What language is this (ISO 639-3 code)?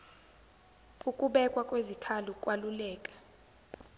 zul